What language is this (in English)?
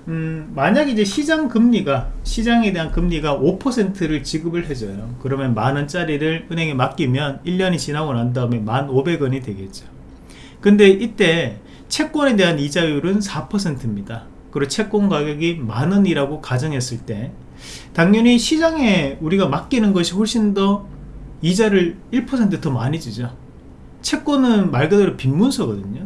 Korean